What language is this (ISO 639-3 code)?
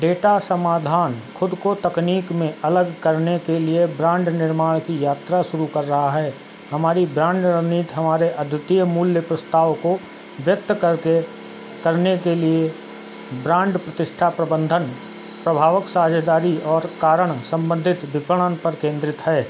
hin